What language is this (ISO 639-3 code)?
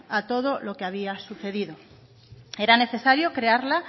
spa